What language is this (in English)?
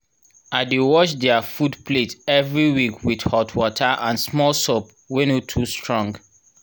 Nigerian Pidgin